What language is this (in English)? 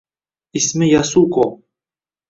Uzbek